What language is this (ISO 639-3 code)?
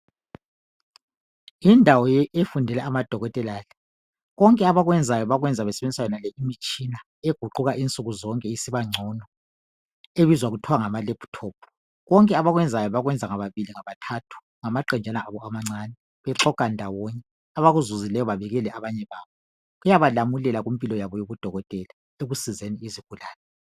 nde